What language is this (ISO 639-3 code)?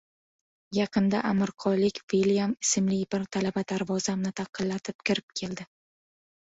uzb